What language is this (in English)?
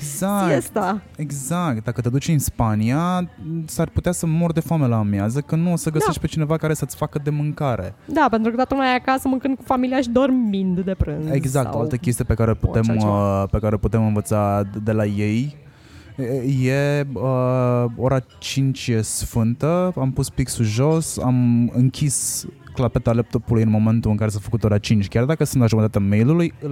Romanian